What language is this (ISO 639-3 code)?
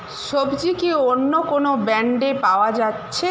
ben